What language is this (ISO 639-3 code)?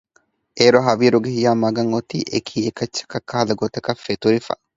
div